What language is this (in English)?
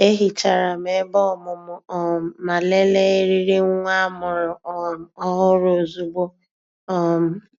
Igbo